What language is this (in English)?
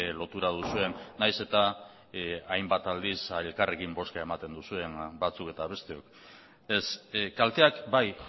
Basque